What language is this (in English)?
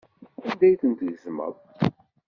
Kabyle